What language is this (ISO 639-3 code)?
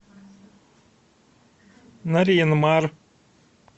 rus